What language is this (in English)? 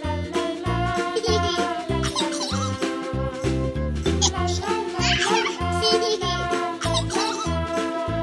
English